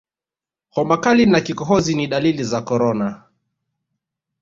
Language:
Swahili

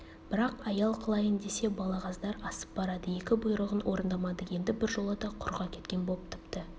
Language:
Kazakh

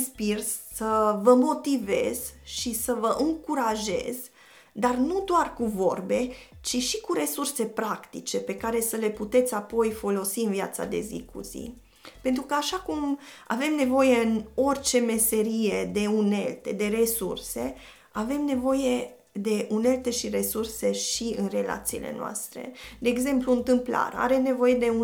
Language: Romanian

